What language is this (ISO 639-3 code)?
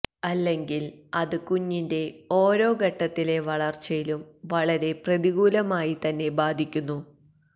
mal